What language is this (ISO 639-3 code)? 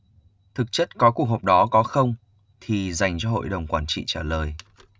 vie